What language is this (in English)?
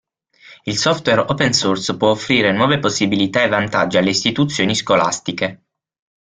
Italian